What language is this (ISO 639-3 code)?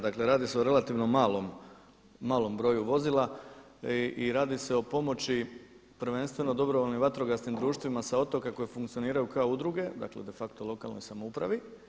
hrv